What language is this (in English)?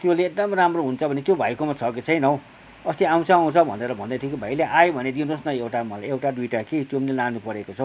Nepali